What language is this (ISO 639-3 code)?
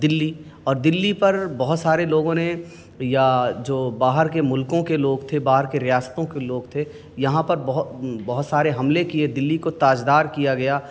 urd